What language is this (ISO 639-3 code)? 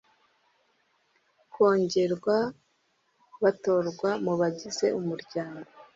kin